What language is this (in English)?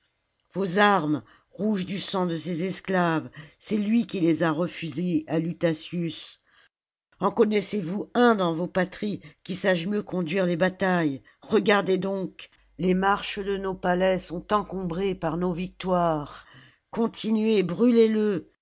French